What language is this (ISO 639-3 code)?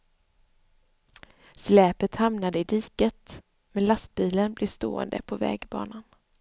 swe